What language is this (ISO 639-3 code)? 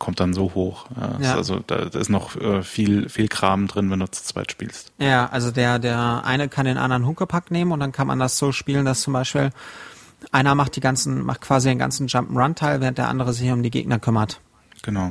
deu